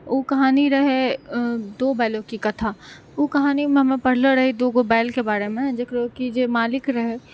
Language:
Maithili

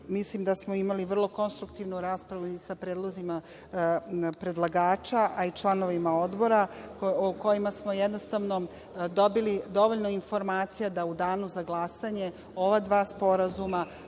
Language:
Serbian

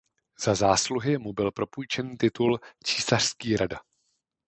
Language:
Czech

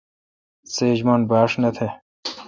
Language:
Kalkoti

